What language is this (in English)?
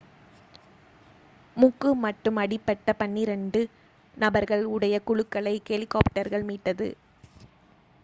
Tamil